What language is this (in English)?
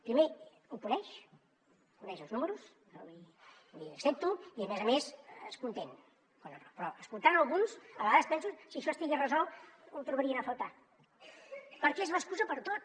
Catalan